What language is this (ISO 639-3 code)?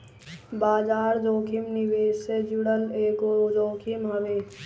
bho